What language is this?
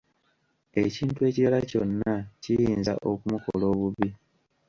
Ganda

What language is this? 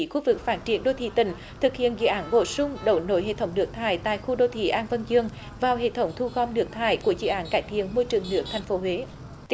Vietnamese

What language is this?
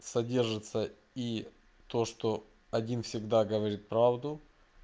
Russian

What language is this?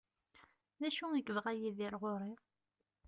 Kabyle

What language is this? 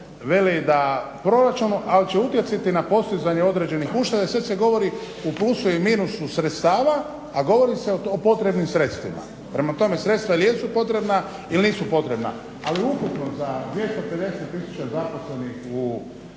Croatian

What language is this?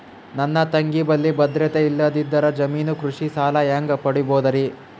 Kannada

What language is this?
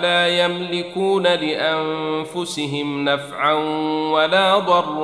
Arabic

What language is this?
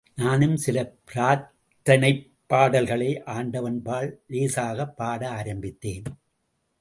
Tamil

